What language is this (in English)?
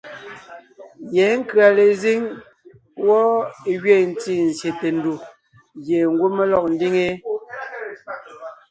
Ngiemboon